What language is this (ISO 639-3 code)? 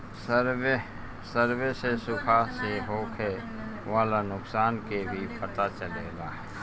bho